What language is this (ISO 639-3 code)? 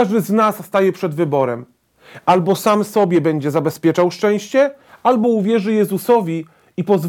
pol